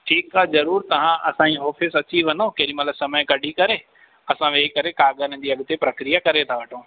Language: Sindhi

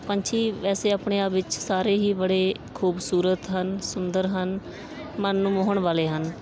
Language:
Punjabi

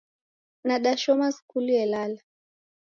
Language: Taita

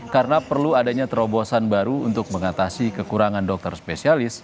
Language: Indonesian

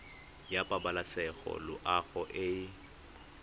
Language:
Tswana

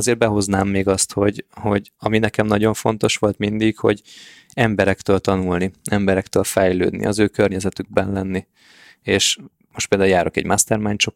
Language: Hungarian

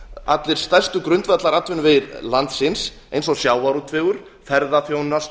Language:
Icelandic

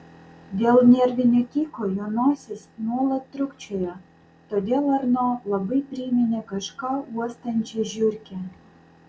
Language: Lithuanian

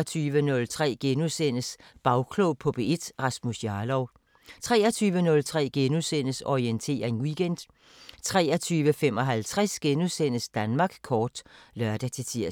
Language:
Danish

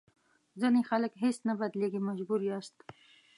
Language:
Pashto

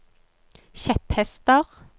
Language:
Norwegian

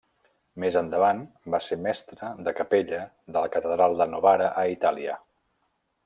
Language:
Catalan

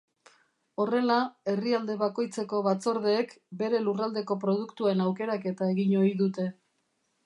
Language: Basque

